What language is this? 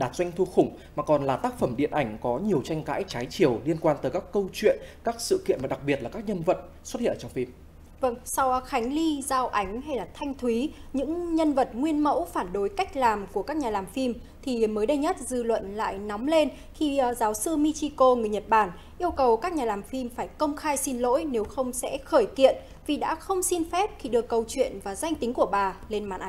Vietnamese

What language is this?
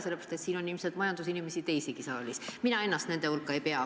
Estonian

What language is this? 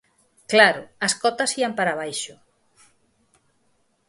Galician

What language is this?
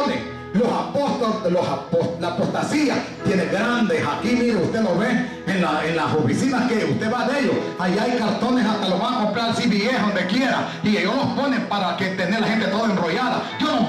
Spanish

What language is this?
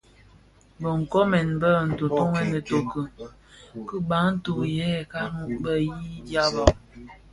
Bafia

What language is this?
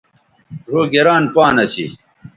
Bateri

